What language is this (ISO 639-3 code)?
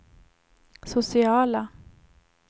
swe